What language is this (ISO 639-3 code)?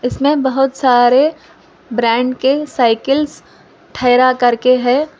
hin